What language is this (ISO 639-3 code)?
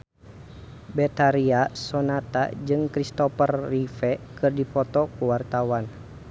sun